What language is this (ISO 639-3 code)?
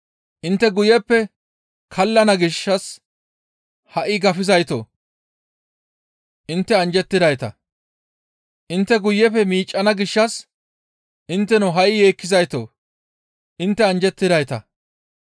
gmv